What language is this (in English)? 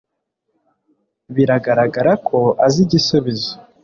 Kinyarwanda